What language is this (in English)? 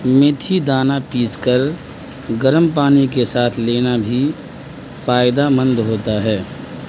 Urdu